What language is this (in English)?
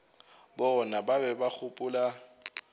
Northern Sotho